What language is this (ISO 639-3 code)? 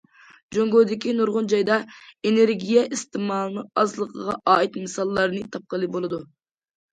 uig